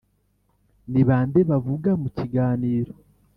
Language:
Kinyarwanda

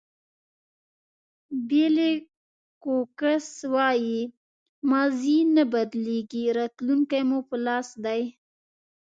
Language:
Pashto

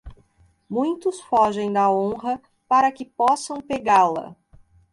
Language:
Portuguese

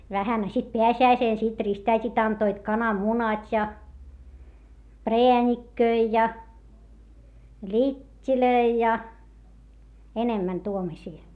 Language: Finnish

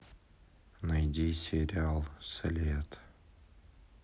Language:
Russian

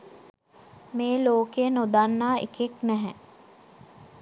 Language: Sinhala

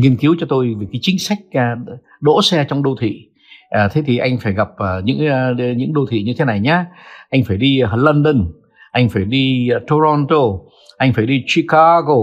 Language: Vietnamese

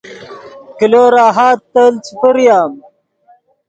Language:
Yidgha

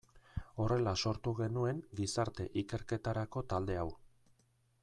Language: Basque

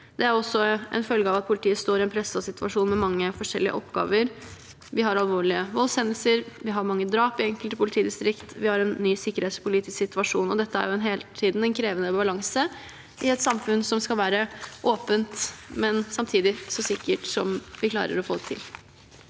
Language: Norwegian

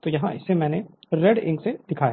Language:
Hindi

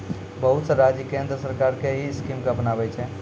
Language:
Maithili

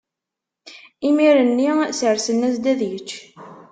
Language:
Kabyle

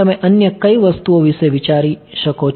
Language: Gujarati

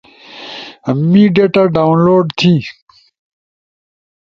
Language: Ushojo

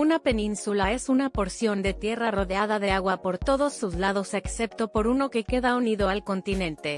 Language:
Spanish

